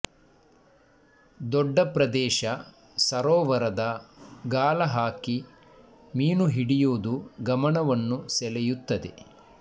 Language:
Kannada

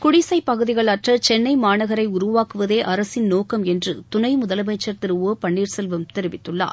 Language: Tamil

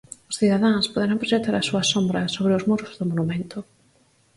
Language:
Galician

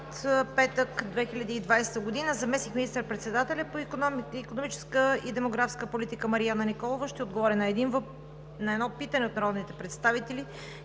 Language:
Bulgarian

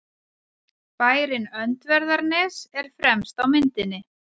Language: Icelandic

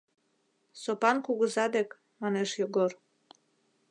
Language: Mari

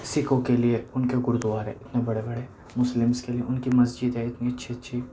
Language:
Urdu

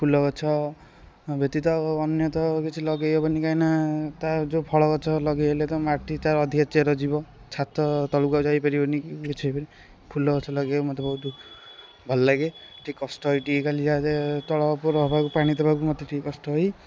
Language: Odia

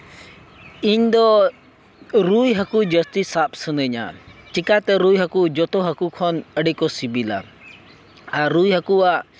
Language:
Santali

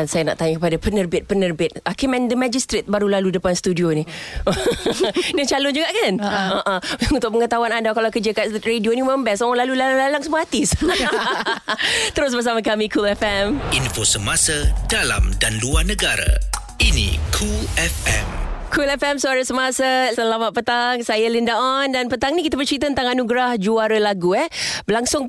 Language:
Malay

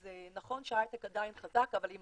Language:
Hebrew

